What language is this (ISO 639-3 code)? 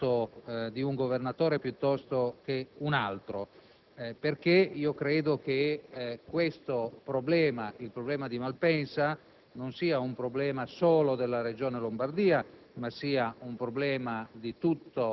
ita